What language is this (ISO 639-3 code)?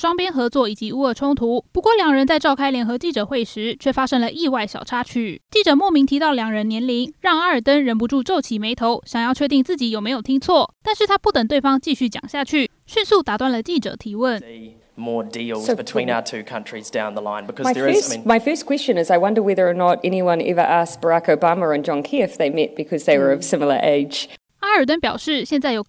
zho